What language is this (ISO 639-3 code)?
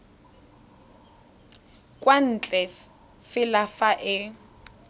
tsn